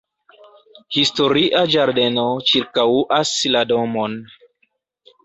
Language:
Esperanto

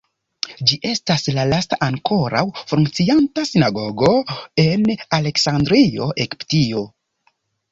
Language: Esperanto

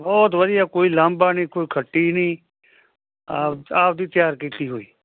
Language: Punjabi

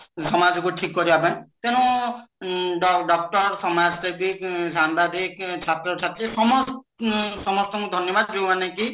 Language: Odia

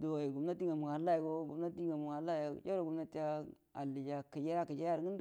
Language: Buduma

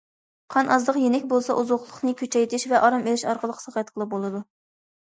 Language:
Uyghur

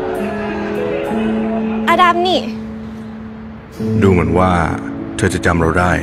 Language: Thai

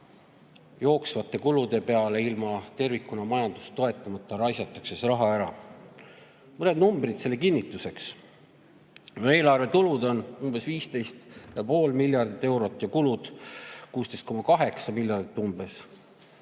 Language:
Estonian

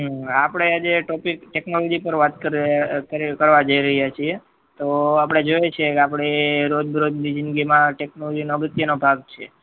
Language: Gujarati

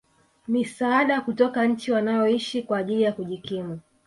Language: Swahili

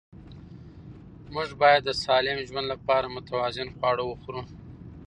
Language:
Pashto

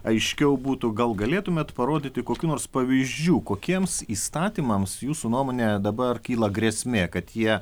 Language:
Lithuanian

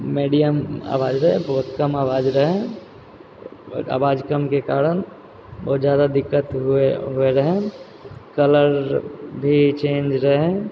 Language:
Maithili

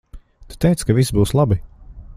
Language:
Latvian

